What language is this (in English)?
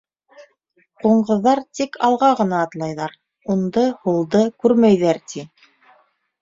Bashkir